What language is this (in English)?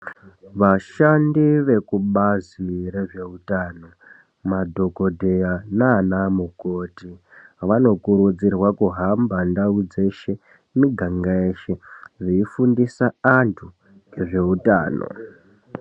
Ndau